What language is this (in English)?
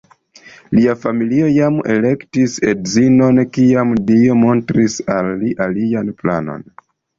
Esperanto